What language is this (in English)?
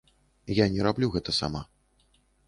Belarusian